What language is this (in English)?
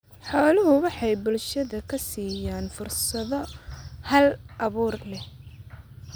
Somali